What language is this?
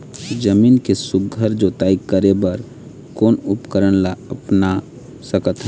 Chhattisgarhi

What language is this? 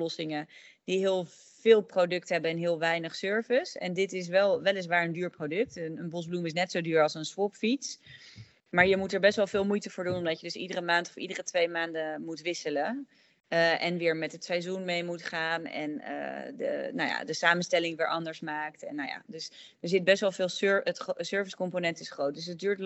Dutch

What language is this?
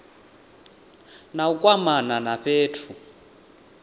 Venda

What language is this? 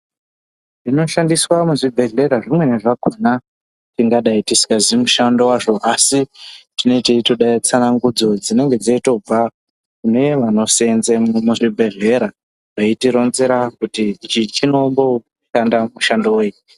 Ndau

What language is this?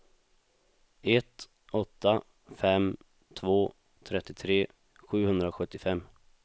Swedish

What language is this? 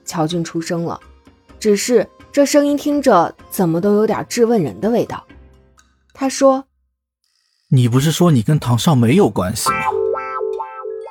Chinese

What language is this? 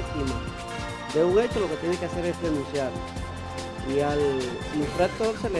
Spanish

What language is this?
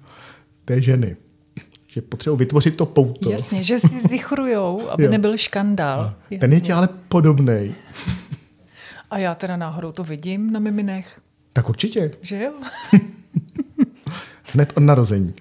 Czech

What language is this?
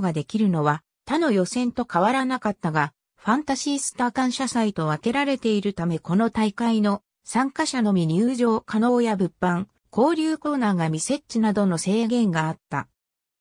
Japanese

